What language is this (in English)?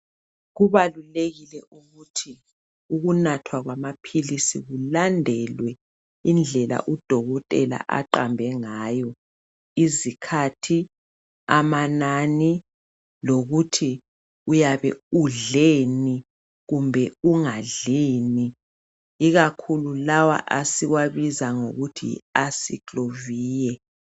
North Ndebele